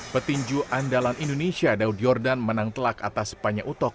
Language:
Indonesian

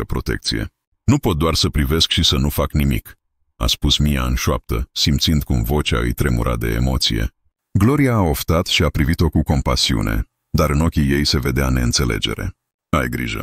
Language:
Romanian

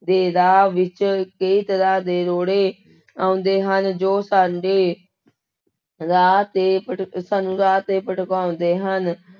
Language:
Punjabi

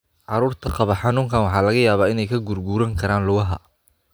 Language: Somali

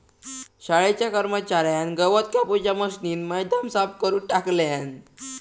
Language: Marathi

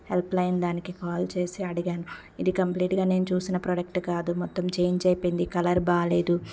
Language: Telugu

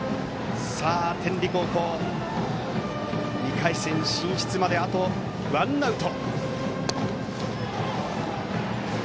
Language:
Japanese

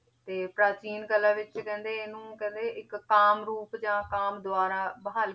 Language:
Punjabi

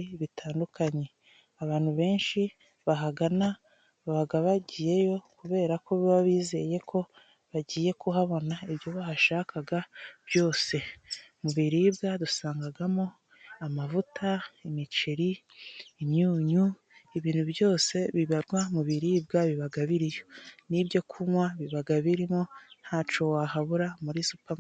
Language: Kinyarwanda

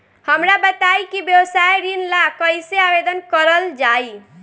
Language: Bhojpuri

